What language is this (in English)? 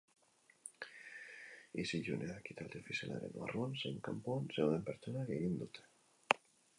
Basque